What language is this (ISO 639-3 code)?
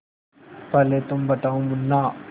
hin